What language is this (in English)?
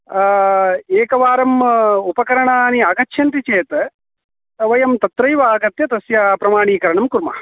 Sanskrit